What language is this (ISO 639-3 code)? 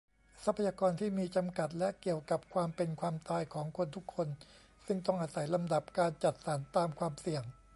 tha